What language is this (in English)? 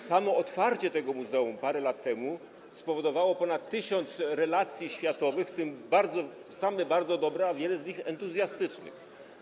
Polish